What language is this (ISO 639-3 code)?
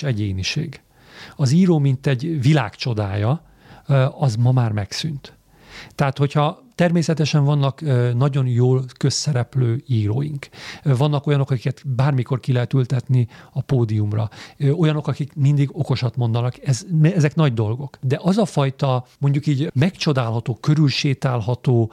hun